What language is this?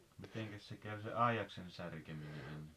Finnish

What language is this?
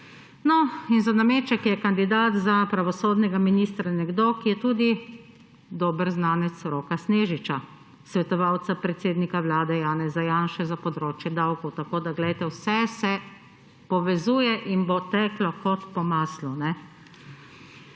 Slovenian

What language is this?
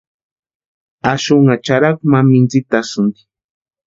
Western Highland Purepecha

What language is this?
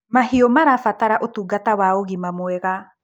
Kikuyu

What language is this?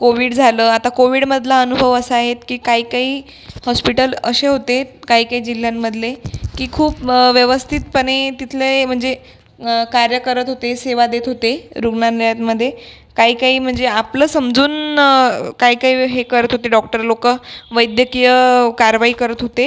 Marathi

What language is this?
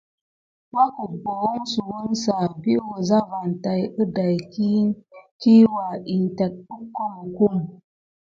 Gidar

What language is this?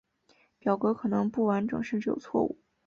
Chinese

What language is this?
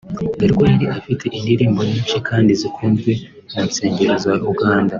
Kinyarwanda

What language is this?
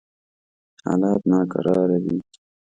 Pashto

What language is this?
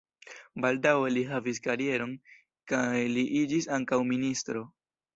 Esperanto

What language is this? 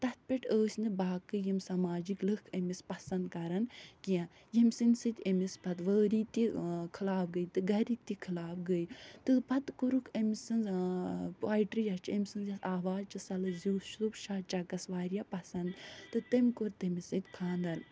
Kashmiri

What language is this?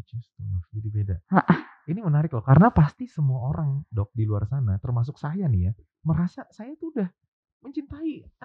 Indonesian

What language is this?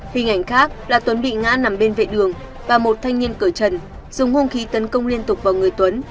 Vietnamese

